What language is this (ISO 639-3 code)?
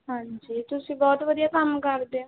pan